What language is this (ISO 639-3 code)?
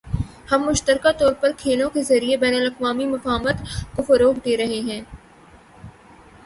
urd